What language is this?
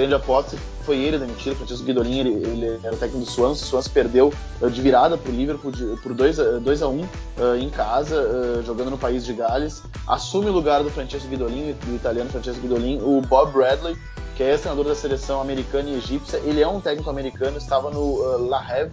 Portuguese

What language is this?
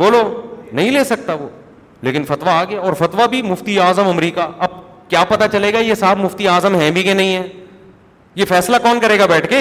Urdu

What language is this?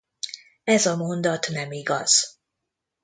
Hungarian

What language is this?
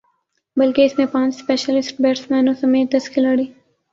Urdu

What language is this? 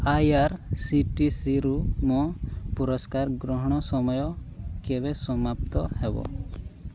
Odia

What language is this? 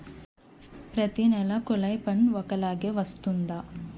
Telugu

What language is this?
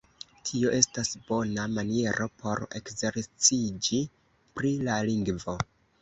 Esperanto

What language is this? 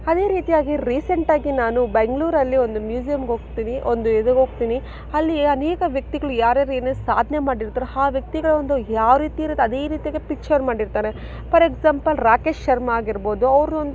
Kannada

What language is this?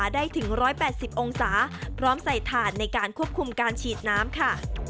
Thai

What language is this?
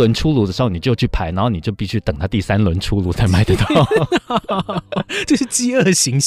Chinese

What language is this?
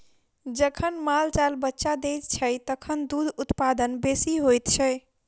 Maithili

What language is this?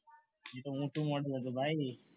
Gujarati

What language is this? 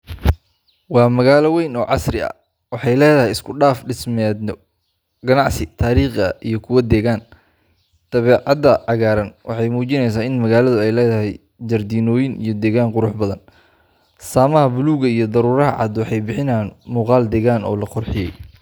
Somali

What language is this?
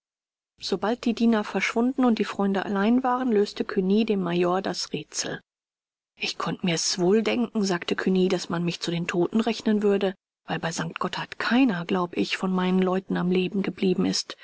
German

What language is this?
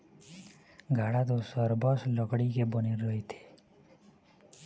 Chhattisgarhi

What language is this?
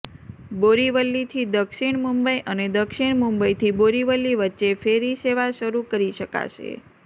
Gujarati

